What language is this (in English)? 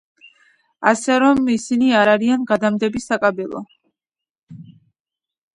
Georgian